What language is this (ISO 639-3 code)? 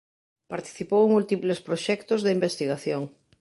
glg